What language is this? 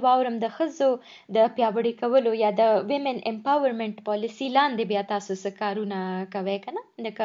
Urdu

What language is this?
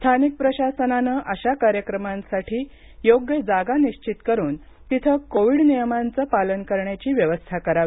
Marathi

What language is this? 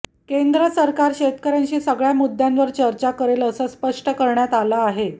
Marathi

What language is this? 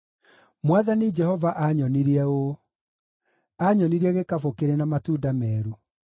Kikuyu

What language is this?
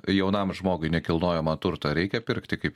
Lithuanian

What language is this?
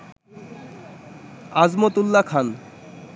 Bangla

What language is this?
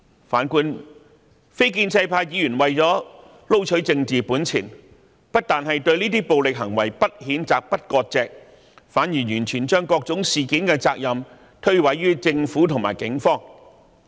Cantonese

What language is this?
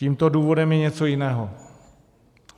Czech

